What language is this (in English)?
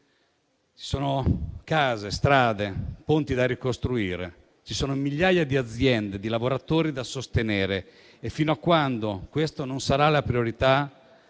Italian